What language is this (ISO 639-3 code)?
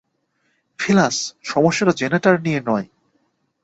ben